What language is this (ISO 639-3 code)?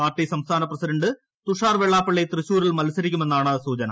mal